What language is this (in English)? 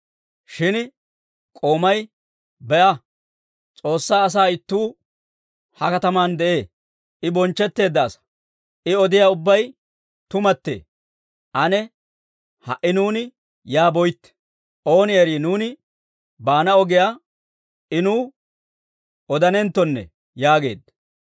Dawro